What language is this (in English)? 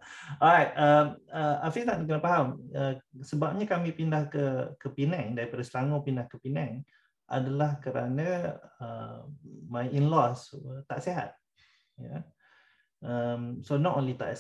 Malay